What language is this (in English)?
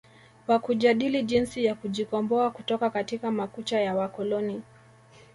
Swahili